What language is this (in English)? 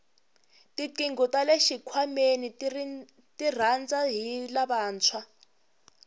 Tsonga